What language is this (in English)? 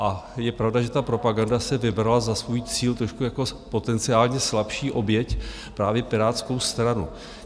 Czech